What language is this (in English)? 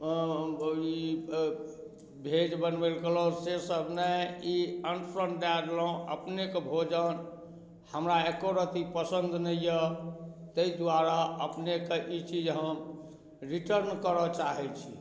Maithili